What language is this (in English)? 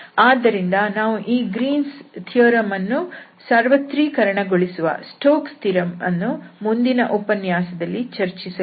Kannada